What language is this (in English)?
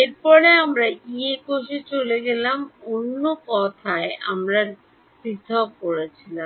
Bangla